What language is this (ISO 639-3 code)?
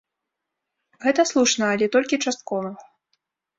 bel